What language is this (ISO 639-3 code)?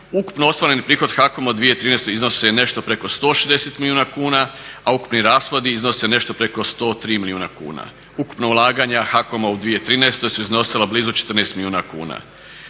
hrv